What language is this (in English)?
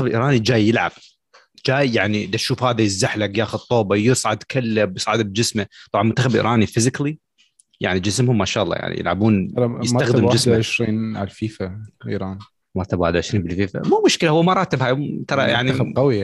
Arabic